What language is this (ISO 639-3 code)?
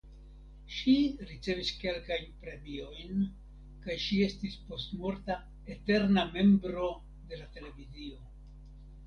epo